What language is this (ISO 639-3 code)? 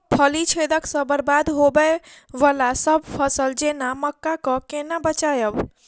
mai